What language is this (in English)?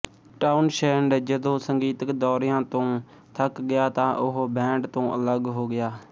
Punjabi